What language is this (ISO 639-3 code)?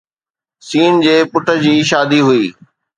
snd